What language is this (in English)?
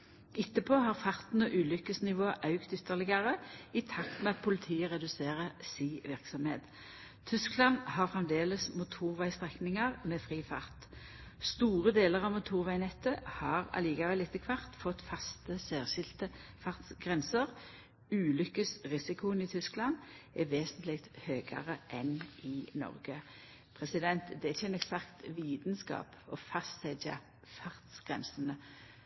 Norwegian Nynorsk